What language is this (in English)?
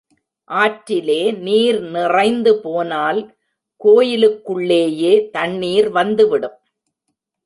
Tamil